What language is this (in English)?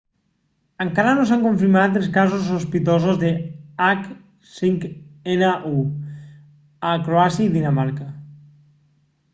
Catalan